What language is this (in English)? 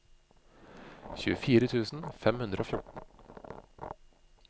Norwegian